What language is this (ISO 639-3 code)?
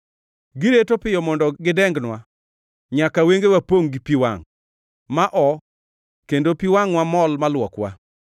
luo